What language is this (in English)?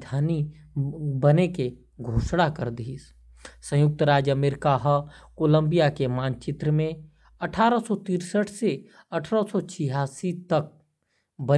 Korwa